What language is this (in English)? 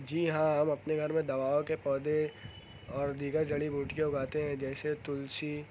Urdu